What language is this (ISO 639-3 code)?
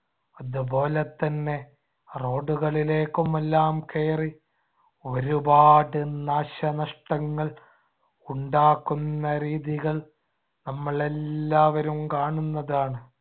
mal